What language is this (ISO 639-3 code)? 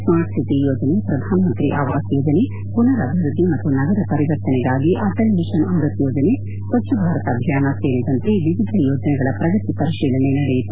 kan